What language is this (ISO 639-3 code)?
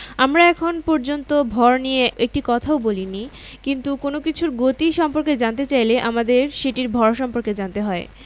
ben